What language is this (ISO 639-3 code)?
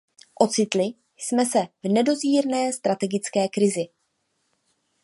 ces